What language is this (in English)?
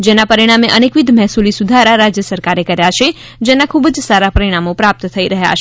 Gujarati